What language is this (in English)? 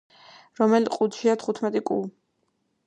Georgian